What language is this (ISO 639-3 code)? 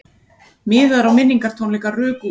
isl